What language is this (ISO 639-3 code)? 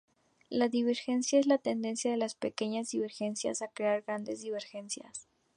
spa